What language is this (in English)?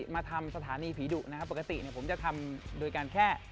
Thai